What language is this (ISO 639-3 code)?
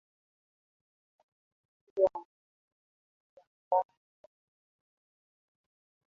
swa